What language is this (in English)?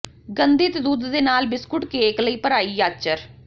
Punjabi